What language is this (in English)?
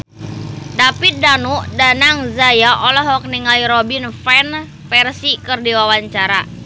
Sundanese